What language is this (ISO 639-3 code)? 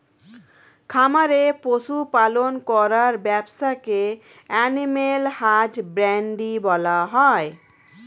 ben